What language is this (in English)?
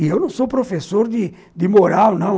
Portuguese